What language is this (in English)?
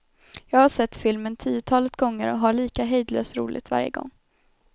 Swedish